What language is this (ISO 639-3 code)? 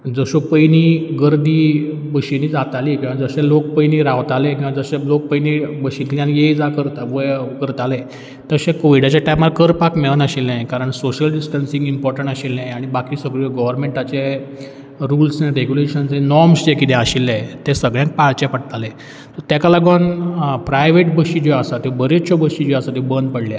kok